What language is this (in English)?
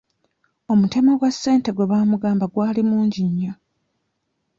Ganda